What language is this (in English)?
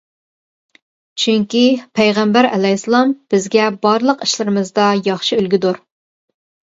Uyghur